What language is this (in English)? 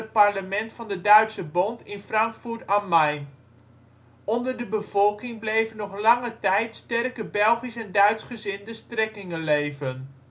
Dutch